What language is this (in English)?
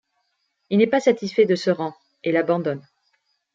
French